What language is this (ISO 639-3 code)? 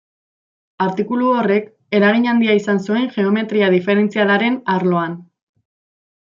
eus